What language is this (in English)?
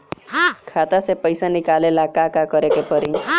Bhojpuri